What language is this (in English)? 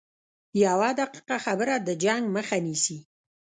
Pashto